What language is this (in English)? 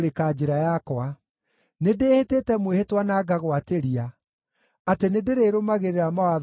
Kikuyu